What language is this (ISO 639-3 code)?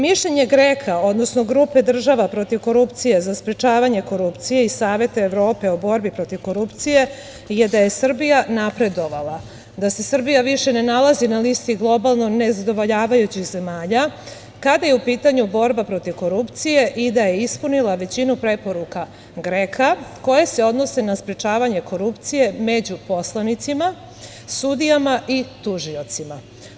srp